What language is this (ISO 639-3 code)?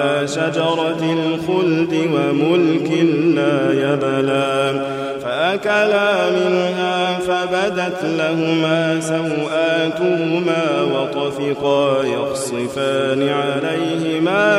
ara